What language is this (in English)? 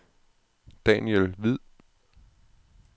Danish